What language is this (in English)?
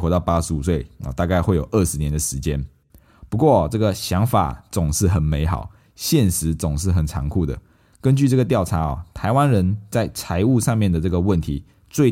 Chinese